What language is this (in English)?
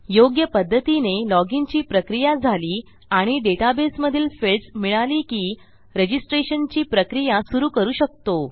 Marathi